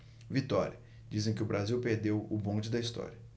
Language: Portuguese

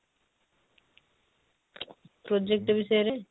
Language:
Odia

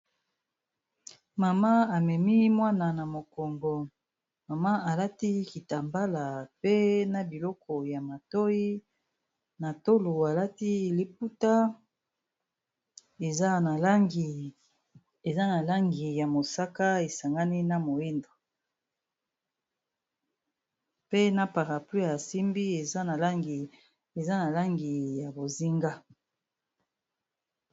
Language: Lingala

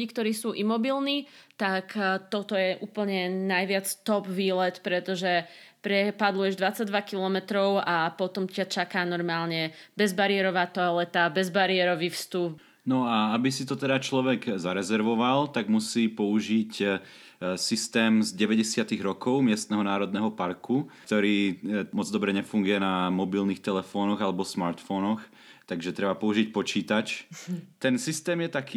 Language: Slovak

